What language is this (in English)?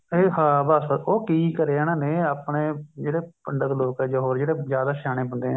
Punjabi